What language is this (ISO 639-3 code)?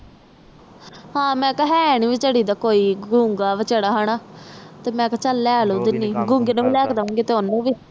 pan